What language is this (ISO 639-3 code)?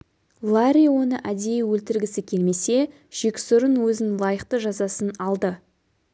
kaz